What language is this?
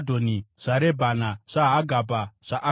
Shona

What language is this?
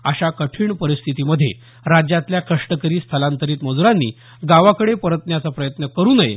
Marathi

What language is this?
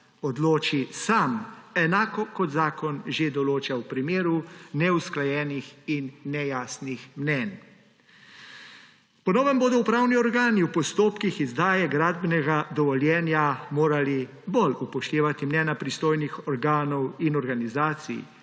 Slovenian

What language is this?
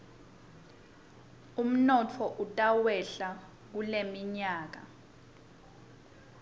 Swati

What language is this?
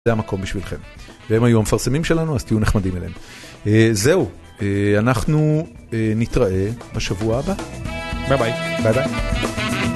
Hebrew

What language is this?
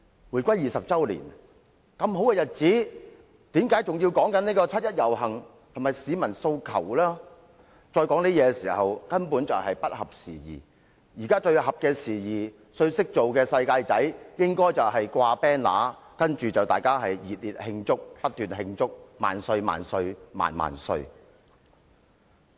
Cantonese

